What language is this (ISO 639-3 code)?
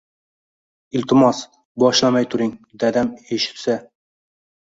uzb